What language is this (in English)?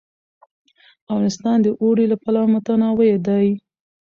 Pashto